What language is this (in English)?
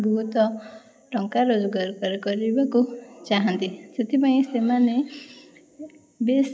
Odia